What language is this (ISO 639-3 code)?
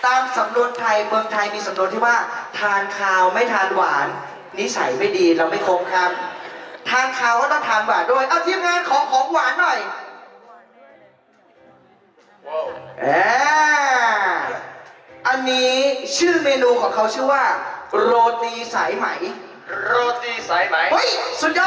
tha